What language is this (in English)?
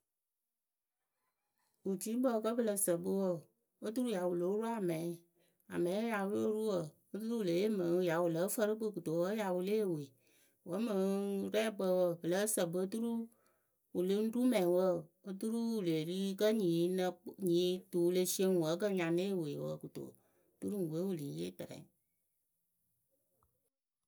Akebu